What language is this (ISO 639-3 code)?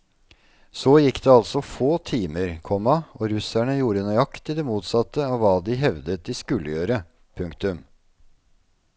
nor